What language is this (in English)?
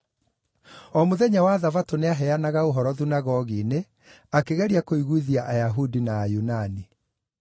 Kikuyu